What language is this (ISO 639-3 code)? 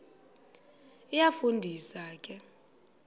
xho